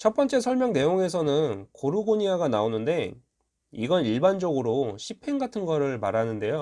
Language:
Korean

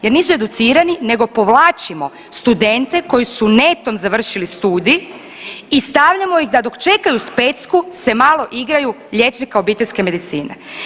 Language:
Croatian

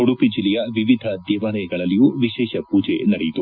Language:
Kannada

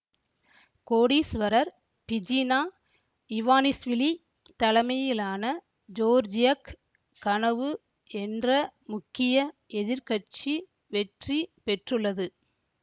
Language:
Tamil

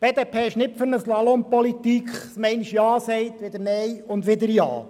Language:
Swiss German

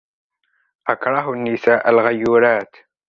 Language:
Arabic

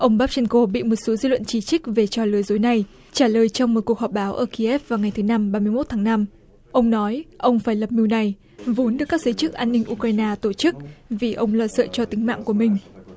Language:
Vietnamese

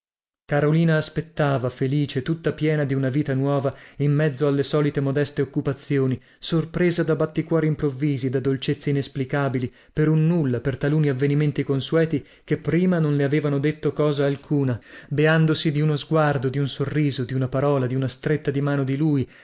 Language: Italian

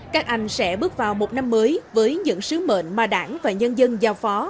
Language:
Vietnamese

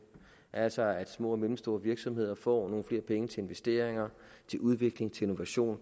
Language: Danish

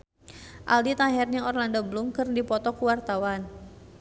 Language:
Sundanese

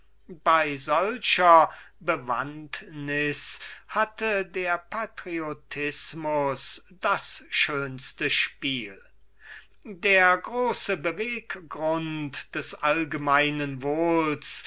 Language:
German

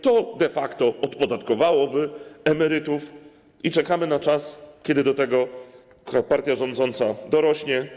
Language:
Polish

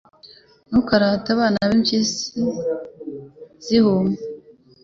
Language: Kinyarwanda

